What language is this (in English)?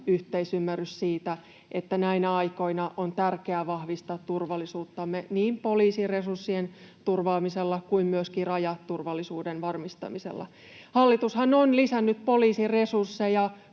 Finnish